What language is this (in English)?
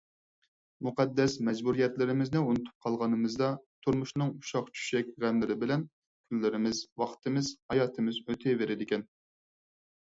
Uyghur